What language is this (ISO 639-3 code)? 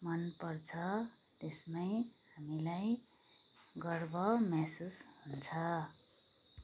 nep